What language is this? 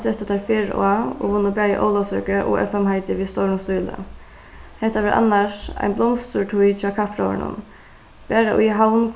Faroese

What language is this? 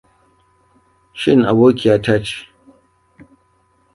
Hausa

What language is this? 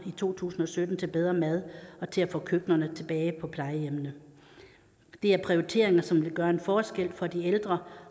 Danish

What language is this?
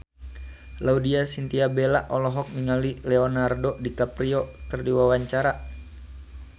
Sundanese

